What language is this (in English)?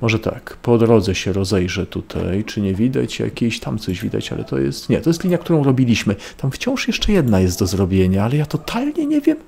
Polish